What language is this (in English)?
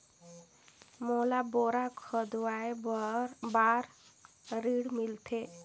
Chhattisgarhi